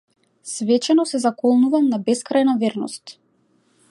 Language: Macedonian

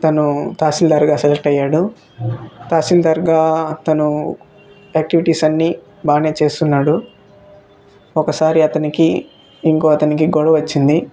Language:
Telugu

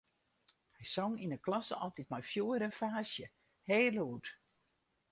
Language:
Western Frisian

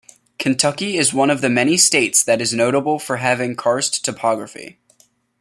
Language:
English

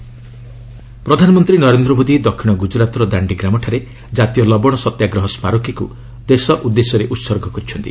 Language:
Odia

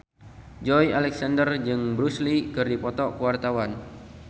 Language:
Sundanese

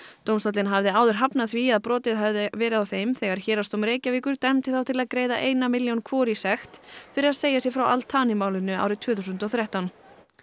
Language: Icelandic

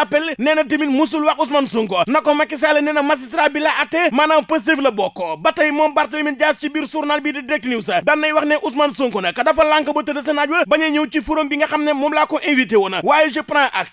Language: French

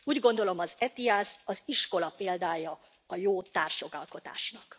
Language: Hungarian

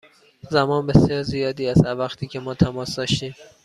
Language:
Persian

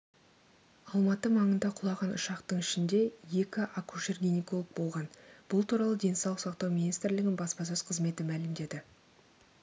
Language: Kazakh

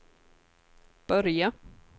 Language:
Swedish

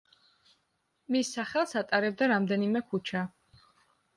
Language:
Georgian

